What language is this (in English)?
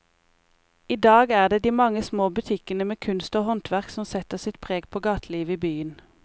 Norwegian